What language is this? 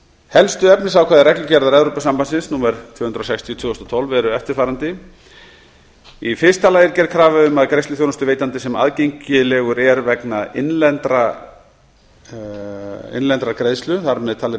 Icelandic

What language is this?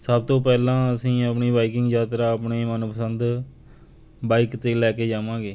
Punjabi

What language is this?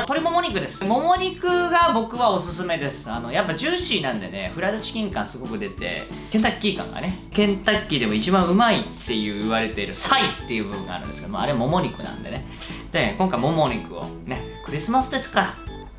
Japanese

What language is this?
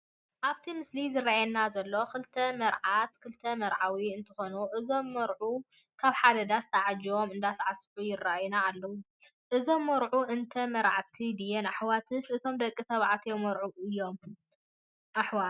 Tigrinya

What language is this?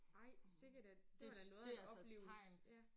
Danish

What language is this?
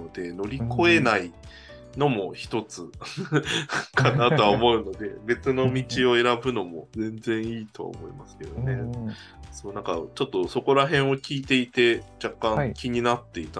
Japanese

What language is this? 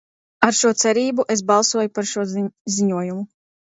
Latvian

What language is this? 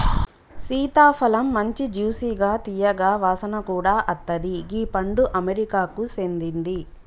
Telugu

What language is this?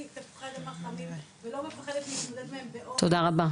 Hebrew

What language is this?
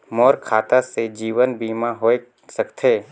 Chhattisgarhi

